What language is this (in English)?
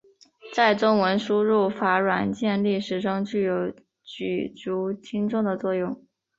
Chinese